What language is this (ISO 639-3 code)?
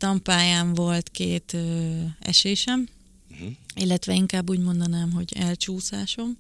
hun